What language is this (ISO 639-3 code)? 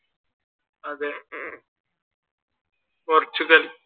mal